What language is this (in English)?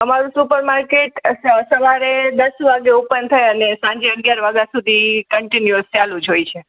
Gujarati